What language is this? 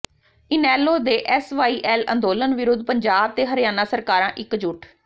Punjabi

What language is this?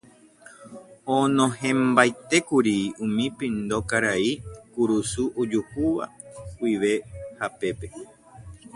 Guarani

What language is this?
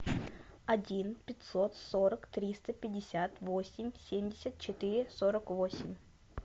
Russian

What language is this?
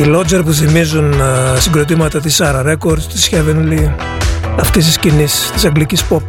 Greek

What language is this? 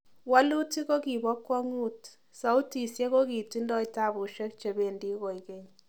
Kalenjin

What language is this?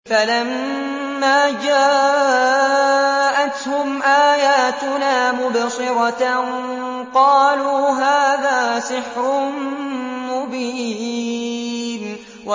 Arabic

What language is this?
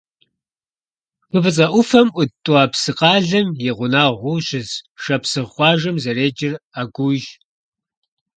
Kabardian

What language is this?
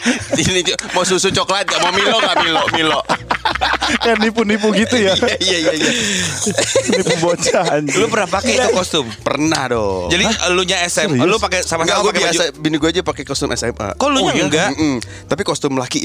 Indonesian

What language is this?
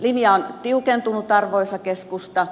Finnish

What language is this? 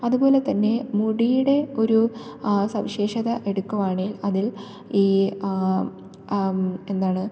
Malayalam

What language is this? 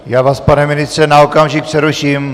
Czech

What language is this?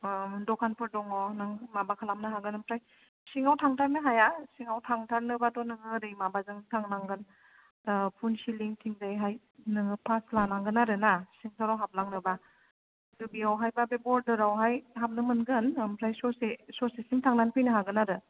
Bodo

